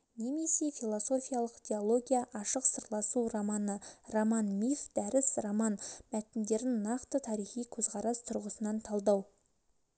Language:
Kazakh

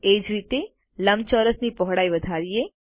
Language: Gujarati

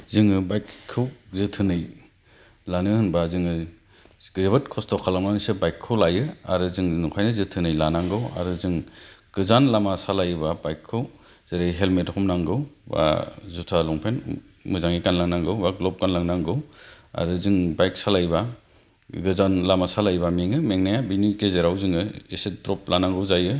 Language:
Bodo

